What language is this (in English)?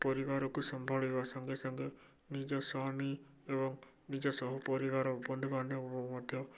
Odia